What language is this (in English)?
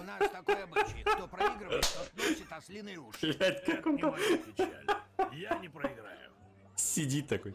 Russian